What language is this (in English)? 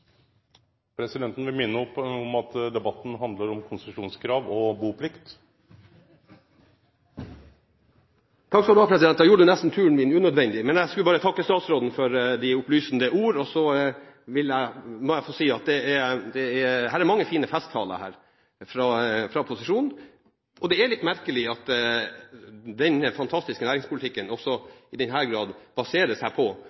Norwegian